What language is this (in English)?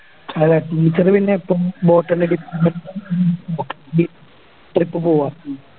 Malayalam